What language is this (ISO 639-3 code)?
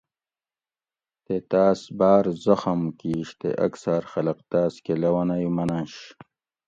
gwc